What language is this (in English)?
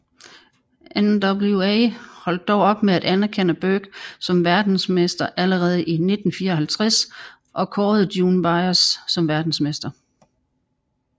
Danish